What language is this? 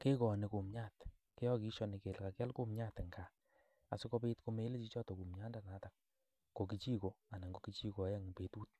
Kalenjin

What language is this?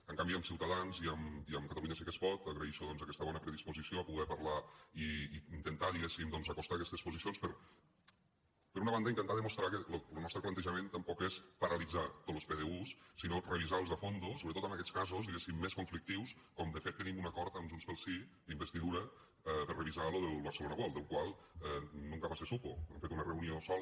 Catalan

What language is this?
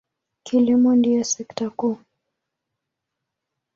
Swahili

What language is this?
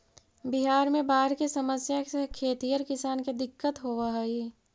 Magahi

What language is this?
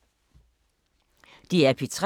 Danish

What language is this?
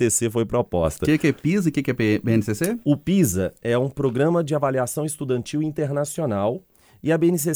Portuguese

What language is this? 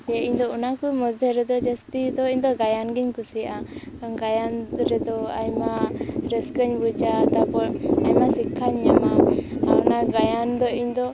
Santali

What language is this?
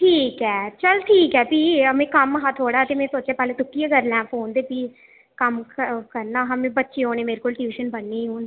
Dogri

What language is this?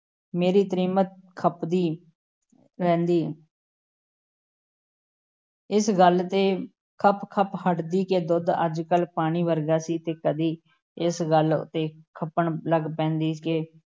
Punjabi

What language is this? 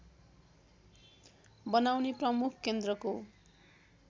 Nepali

